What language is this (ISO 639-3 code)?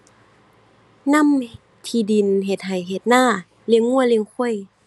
tha